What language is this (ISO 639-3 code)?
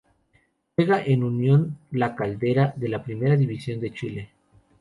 spa